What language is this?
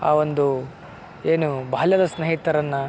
Kannada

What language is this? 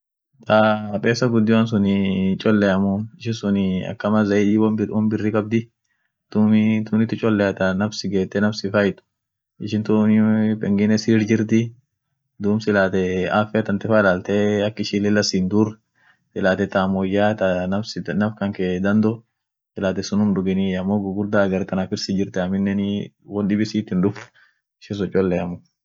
Orma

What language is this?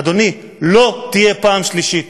Hebrew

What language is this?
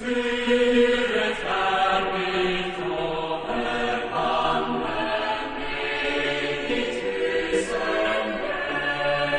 Thai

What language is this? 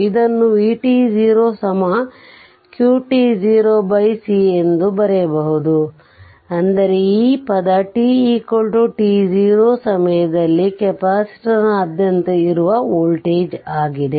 Kannada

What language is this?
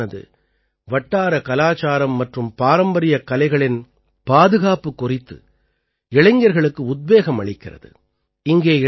Tamil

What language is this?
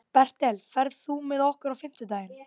Icelandic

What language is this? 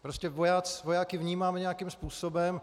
Czech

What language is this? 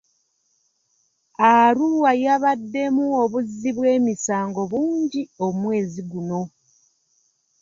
Ganda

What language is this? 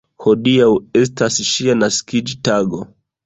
Esperanto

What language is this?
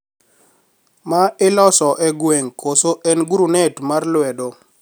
Luo (Kenya and Tanzania)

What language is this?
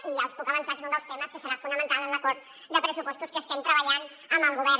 Catalan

